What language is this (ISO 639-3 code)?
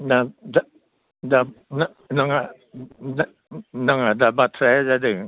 brx